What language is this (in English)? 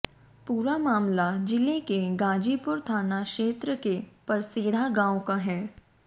Hindi